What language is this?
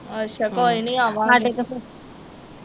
Punjabi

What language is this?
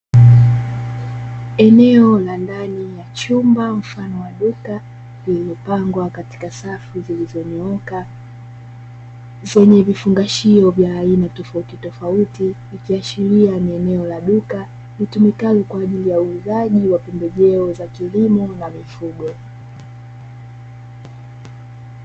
Swahili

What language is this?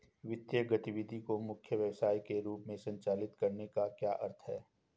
Hindi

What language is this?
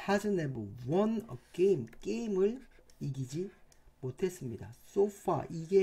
Korean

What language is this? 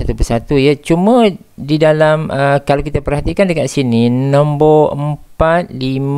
Malay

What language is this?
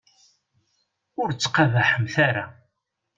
Kabyle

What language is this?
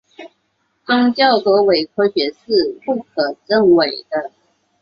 Chinese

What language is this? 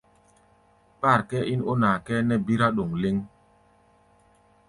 Gbaya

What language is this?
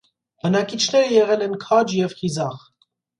Armenian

